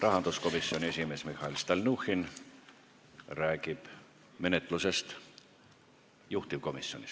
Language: Estonian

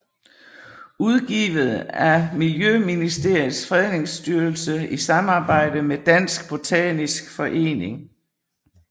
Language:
Danish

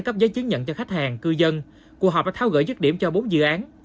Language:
Vietnamese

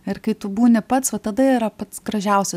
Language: Lithuanian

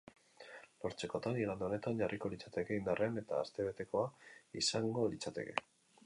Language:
Basque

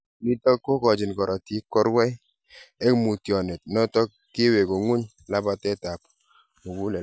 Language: Kalenjin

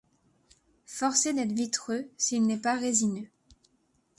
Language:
French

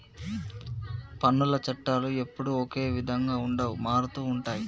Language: Telugu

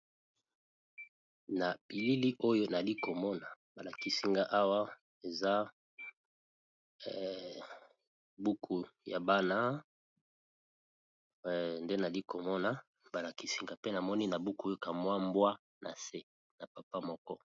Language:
Lingala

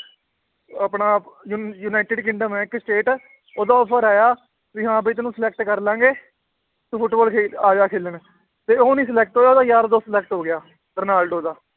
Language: Punjabi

